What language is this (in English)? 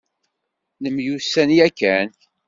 Kabyle